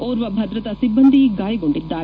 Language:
Kannada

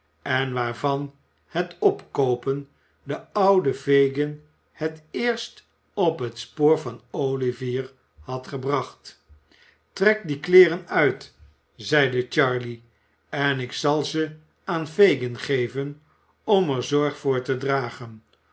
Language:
Dutch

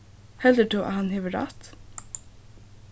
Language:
Faroese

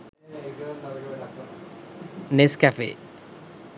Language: Sinhala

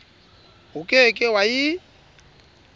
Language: Southern Sotho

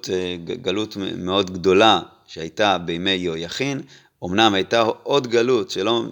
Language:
Hebrew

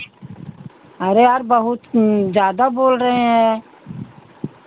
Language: Hindi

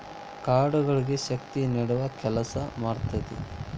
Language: Kannada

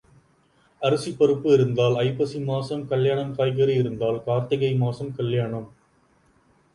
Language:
Tamil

